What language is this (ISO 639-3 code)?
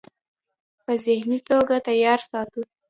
pus